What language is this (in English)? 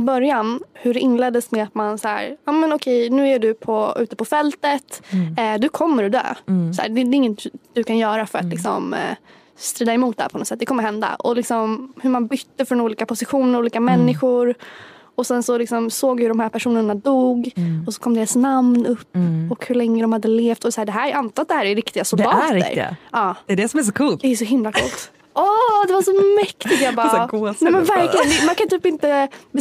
Swedish